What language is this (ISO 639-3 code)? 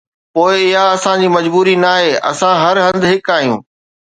snd